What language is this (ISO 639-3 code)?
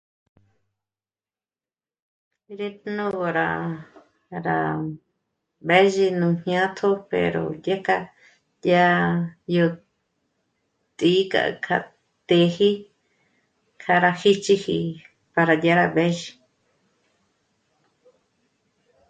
mmc